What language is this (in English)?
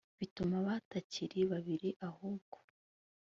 Kinyarwanda